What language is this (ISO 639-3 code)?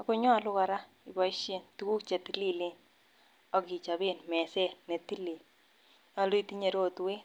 kln